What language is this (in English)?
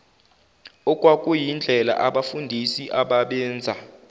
Zulu